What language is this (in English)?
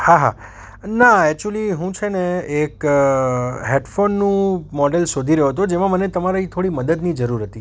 Gujarati